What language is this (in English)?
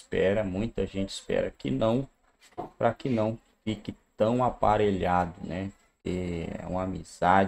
Portuguese